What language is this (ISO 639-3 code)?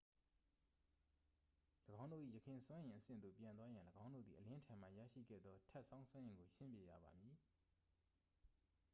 mya